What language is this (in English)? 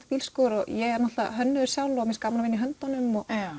Icelandic